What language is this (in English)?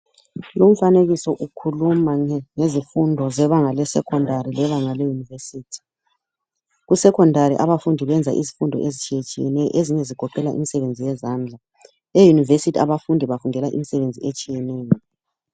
North Ndebele